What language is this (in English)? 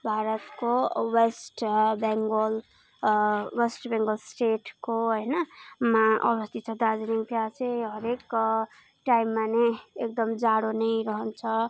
Nepali